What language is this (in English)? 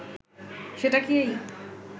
Bangla